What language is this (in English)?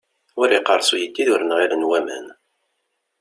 Kabyle